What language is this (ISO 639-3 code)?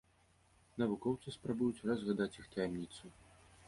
bel